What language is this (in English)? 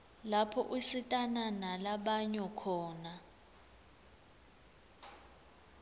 Swati